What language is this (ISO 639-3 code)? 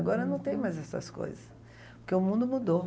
por